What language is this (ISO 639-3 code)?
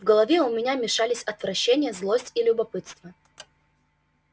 rus